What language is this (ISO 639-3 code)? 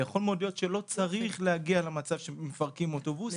heb